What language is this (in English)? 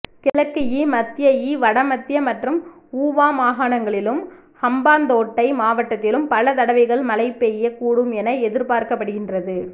Tamil